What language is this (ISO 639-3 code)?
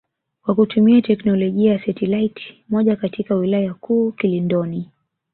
swa